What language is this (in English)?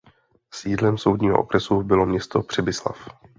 Czech